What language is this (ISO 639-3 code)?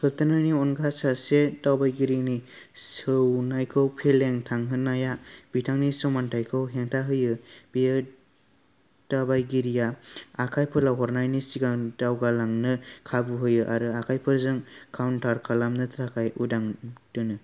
brx